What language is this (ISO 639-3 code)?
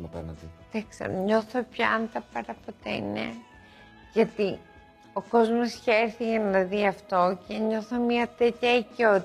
ell